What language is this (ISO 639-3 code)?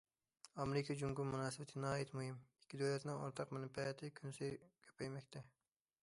uig